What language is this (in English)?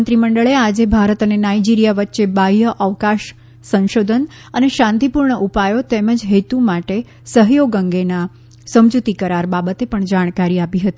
Gujarati